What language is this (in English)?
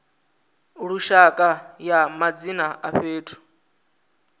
Venda